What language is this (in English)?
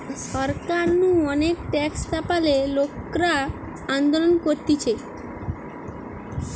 Bangla